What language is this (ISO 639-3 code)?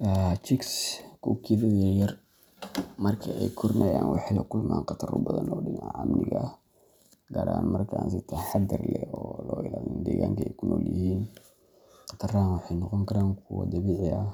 som